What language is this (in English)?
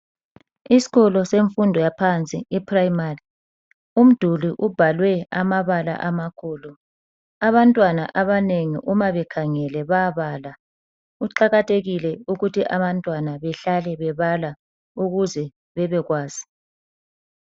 North Ndebele